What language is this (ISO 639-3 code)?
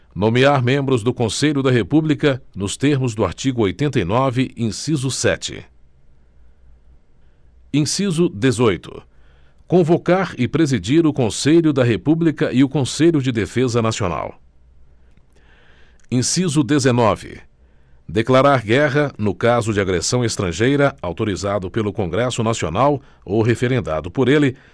por